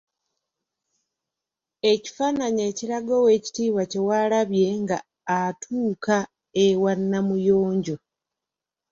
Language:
Ganda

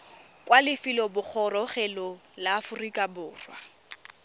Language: Tswana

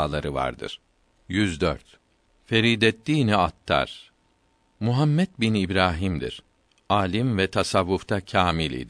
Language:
Turkish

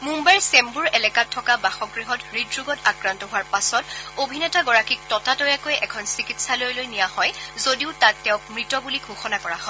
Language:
Assamese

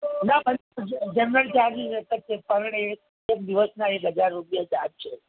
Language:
Gujarati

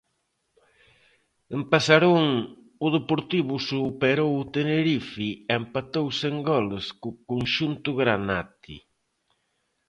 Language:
Galician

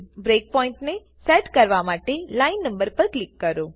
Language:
Gujarati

